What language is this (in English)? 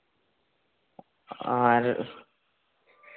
Santali